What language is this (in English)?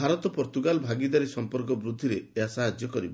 Odia